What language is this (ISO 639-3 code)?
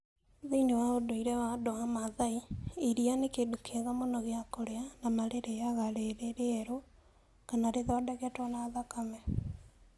kik